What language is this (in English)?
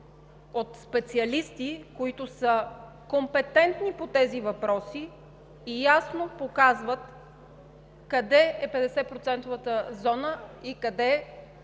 Bulgarian